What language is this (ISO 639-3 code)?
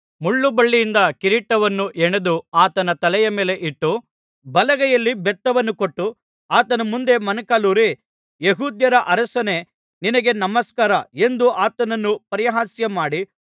kan